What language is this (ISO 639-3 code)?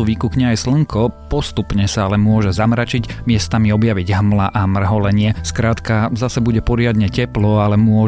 slk